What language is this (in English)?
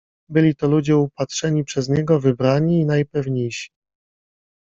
Polish